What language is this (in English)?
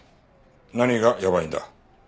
Japanese